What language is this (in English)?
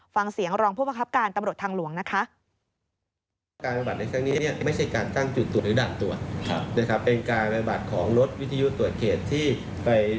Thai